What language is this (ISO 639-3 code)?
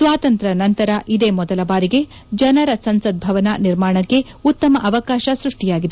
kan